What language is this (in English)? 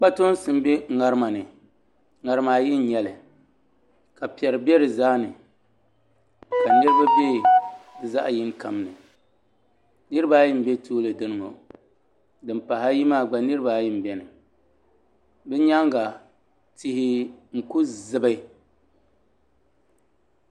Dagbani